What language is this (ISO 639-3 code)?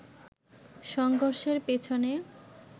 ben